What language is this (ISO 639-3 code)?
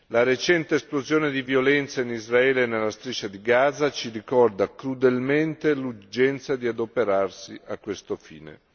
ita